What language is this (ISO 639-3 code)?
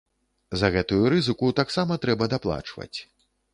bel